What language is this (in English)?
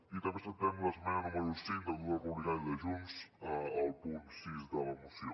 Catalan